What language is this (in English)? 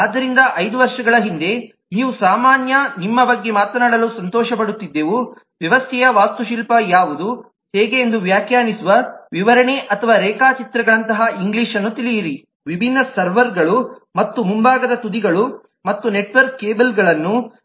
Kannada